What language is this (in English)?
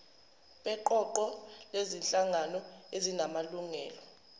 Zulu